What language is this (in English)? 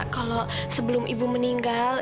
Indonesian